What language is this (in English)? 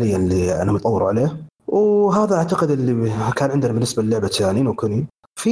Arabic